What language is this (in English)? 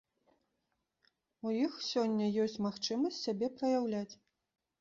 Belarusian